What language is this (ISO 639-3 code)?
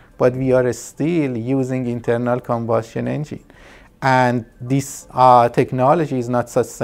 eng